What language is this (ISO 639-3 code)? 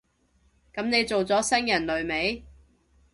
yue